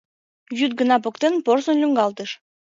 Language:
Mari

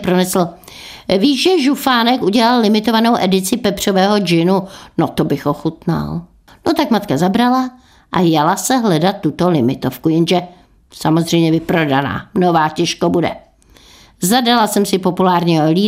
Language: Czech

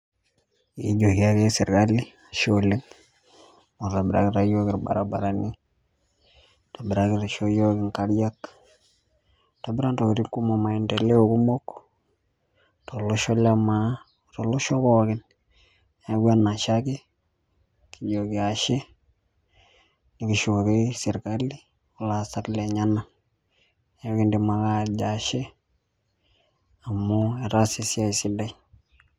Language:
Masai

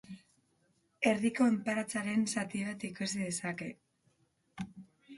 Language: Basque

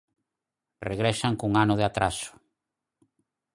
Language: Galician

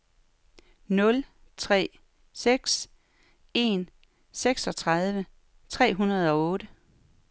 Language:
Danish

